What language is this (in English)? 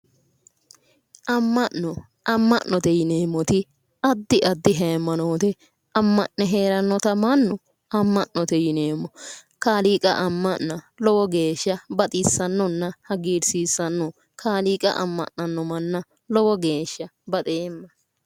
Sidamo